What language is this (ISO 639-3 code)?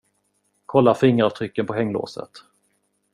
swe